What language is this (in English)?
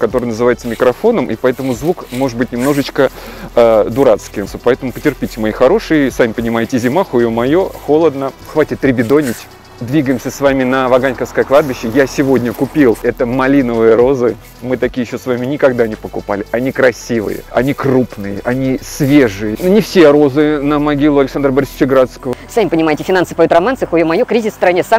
Russian